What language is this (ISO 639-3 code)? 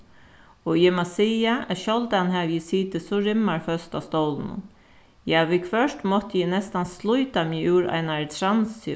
fao